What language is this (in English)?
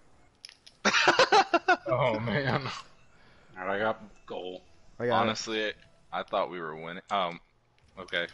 English